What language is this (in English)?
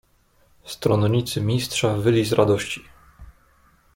Polish